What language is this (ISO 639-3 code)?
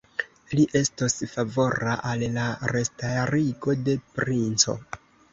epo